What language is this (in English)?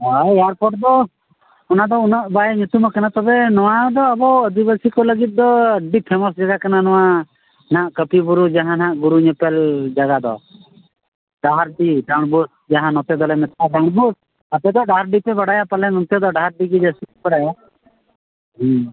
Santali